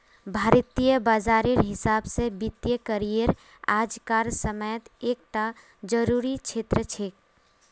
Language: Magahi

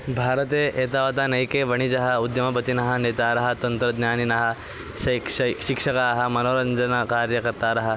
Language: Sanskrit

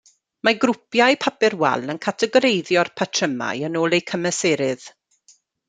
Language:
Welsh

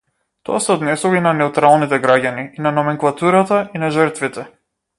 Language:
Macedonian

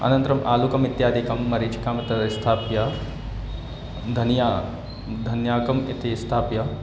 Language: Sanskrit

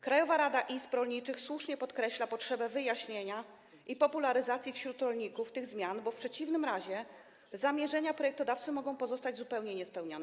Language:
Polish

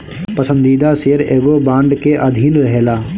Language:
Bhojpuri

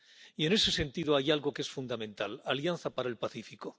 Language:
Spanish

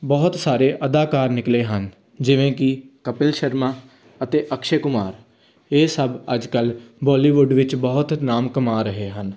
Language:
Punjabi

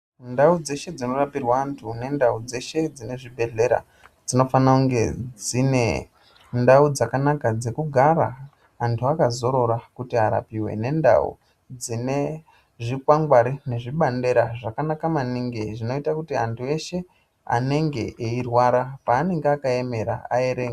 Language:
Ndau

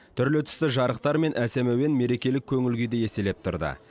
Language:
Kazakh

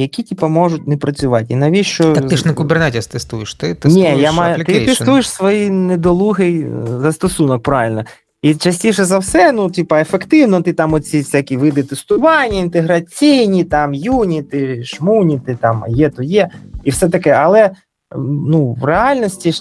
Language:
Ukrainian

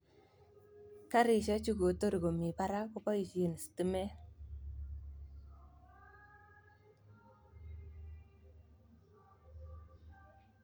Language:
Kalenjin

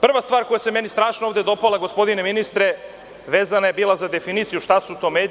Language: Serbian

